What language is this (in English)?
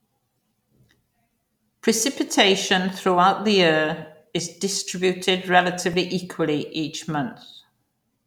English